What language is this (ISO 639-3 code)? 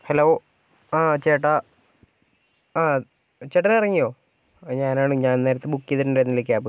mal